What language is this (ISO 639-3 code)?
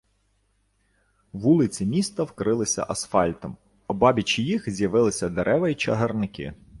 ukr